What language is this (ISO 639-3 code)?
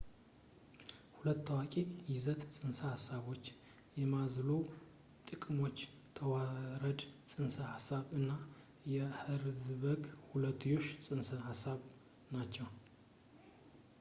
amh